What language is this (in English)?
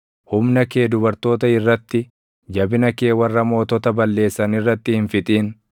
Oromo